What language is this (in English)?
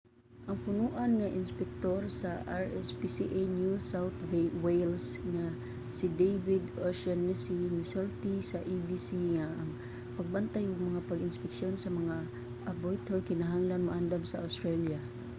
Cebuano